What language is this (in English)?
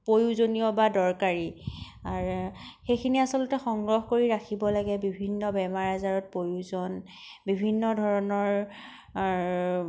Assamese